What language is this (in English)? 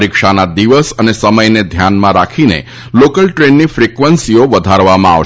Gujarati